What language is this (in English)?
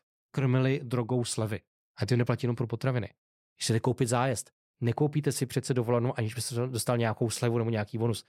Czech